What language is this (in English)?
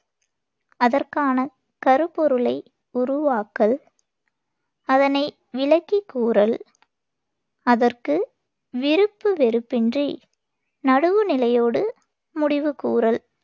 Tamil